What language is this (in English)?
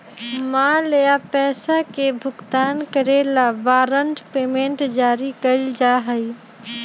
Magahi